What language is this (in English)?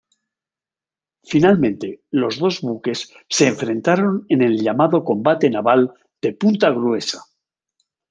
Spanish